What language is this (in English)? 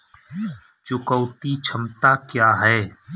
Hindi